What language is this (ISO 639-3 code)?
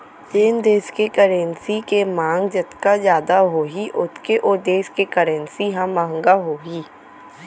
hne